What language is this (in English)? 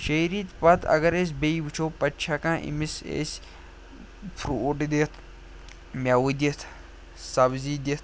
Kashmiri